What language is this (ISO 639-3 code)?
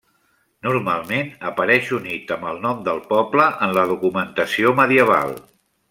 cat